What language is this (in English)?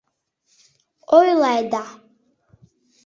Mari